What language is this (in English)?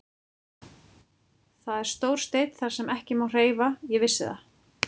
Icelandic